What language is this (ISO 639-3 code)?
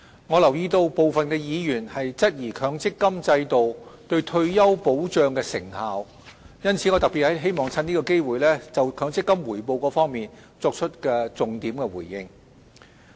yue